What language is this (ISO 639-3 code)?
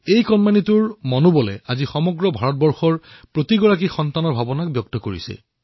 asm